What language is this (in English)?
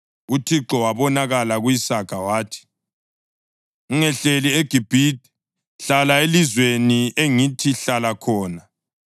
North Ndebele